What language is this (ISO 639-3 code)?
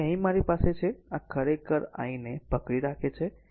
guj